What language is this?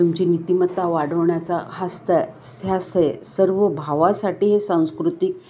Marathi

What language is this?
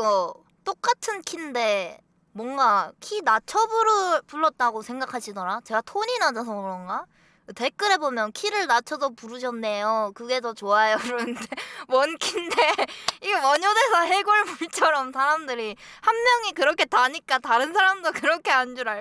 Korean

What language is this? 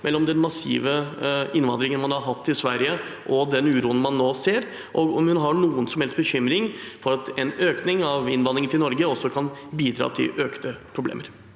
Norwegian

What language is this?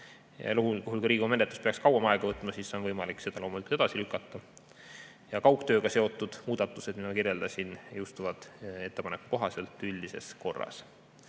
Estonian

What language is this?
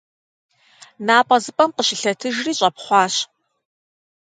Kabardian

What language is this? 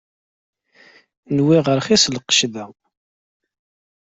Kabyle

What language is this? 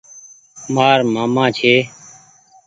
Goaria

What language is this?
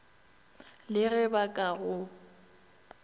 Northern Sotho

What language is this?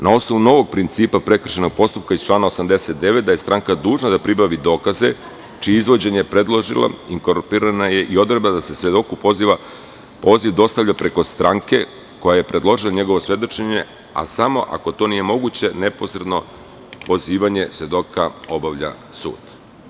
Serbian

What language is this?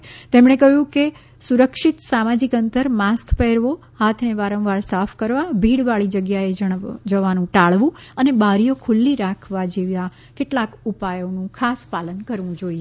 Gujarati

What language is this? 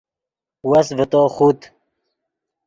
Yidgha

